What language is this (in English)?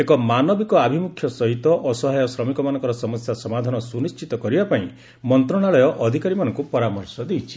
Odia